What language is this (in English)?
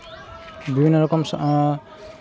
Santali